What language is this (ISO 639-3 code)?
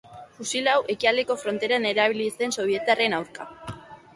eus